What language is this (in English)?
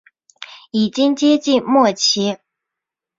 Chinese